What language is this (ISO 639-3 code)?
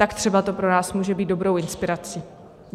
ces